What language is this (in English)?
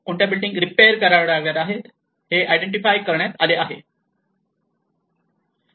Marathi